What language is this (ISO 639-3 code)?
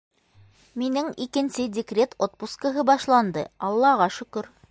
bak